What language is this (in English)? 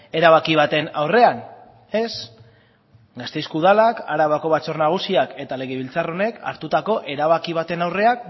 Basque